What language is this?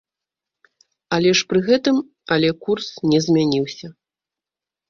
Belarusian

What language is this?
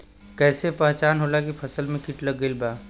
Bhojpuri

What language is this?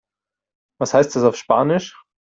German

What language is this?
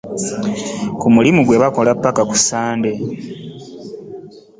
Ganda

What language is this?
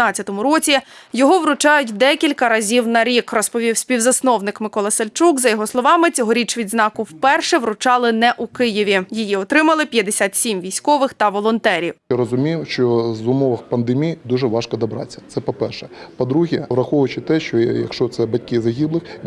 Ukrainian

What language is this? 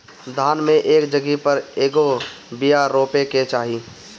Bhojpuri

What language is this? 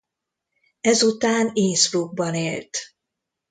Hungarian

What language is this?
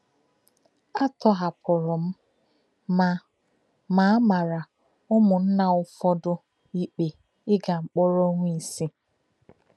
Igbo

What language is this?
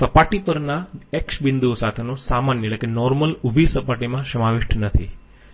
Gujarati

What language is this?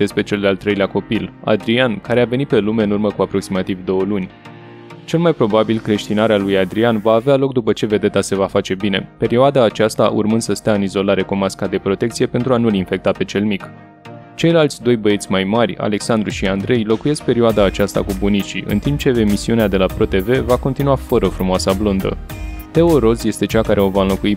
Romanian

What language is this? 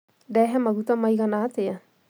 Kikuyu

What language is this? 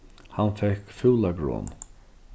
Faroese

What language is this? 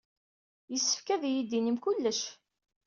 Kabyle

